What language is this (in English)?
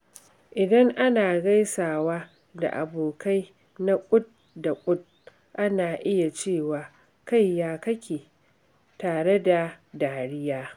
Hausa